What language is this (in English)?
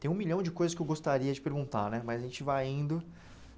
Portuguese